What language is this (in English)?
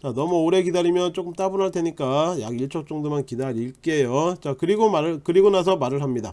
Korean